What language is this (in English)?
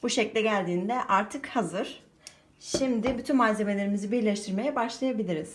Turkish